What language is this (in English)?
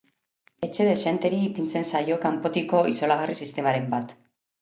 Basque